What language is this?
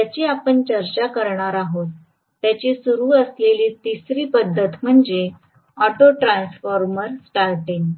Marathi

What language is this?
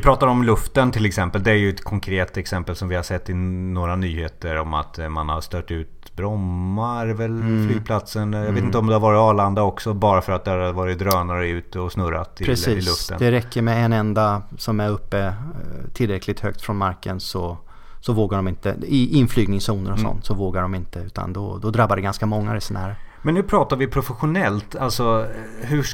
Swedish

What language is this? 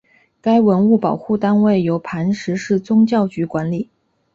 Chinese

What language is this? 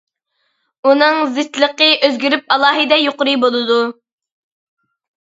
Uyghur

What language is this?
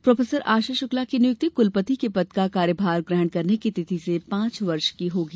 Hindi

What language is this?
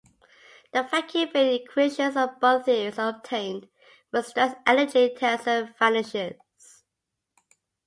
English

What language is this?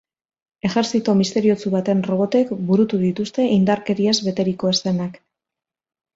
Basque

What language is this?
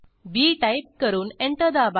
Marathi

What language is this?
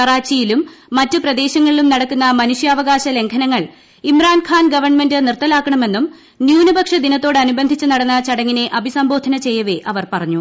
Malayalam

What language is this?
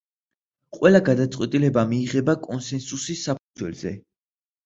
Georgian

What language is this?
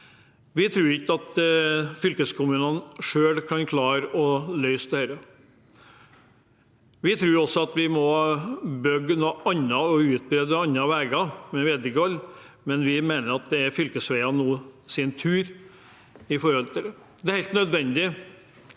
Norwegian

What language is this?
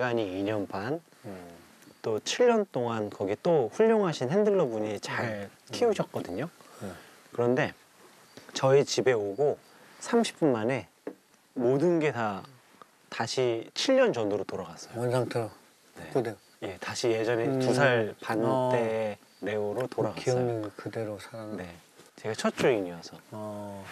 Korean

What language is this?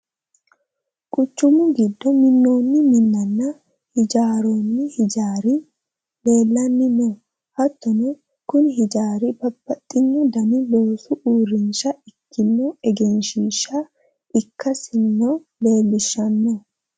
Sidamo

